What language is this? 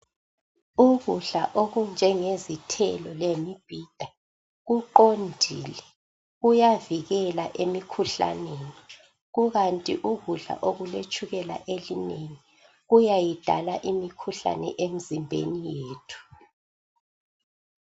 North Ndebele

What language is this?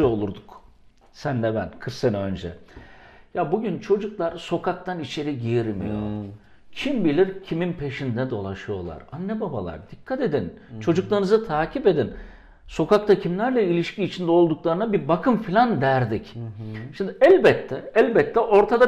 Turkish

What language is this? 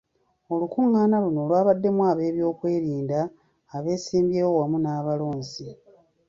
Ganda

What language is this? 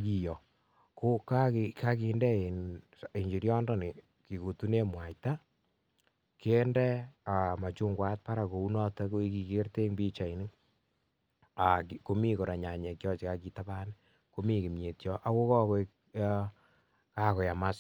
Kalenjin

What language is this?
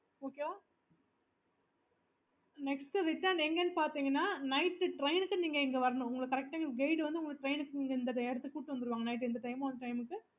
Tamil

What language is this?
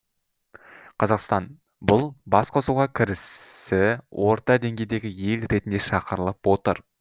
Kazakh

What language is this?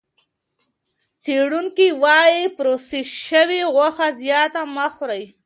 Pashto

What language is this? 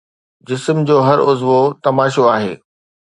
Sindhi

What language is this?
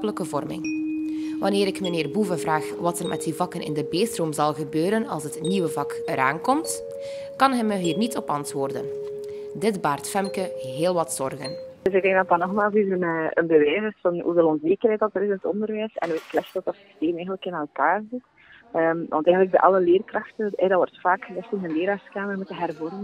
Dutch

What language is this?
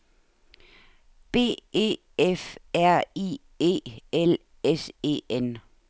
Danish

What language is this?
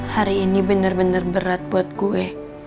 Indonesian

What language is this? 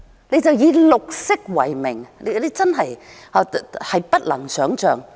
Cantonese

